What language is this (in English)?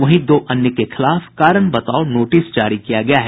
Hindi